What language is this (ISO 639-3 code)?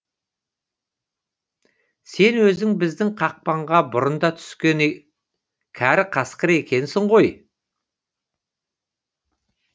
kaz